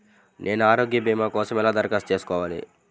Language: Telugu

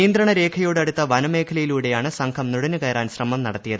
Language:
Malayalam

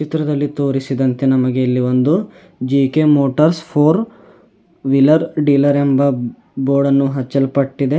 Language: Kannada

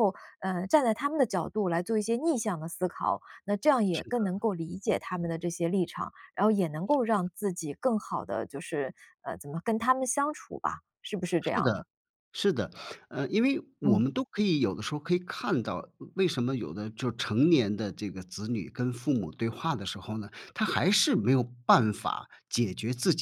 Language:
Chinese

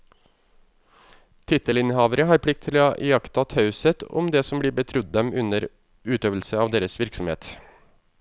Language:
Norwegian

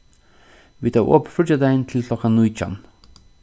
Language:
Faroese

